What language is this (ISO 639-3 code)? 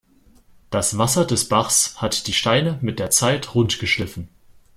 deu